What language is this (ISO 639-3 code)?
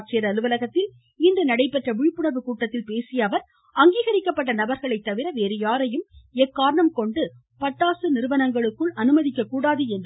tam